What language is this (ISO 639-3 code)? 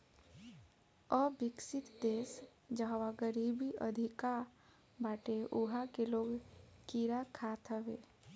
bho